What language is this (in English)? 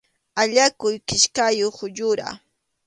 Arequipa-La Unión Quechua